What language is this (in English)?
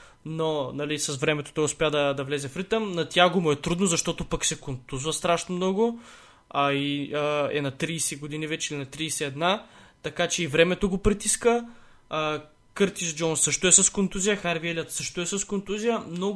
Bulgarian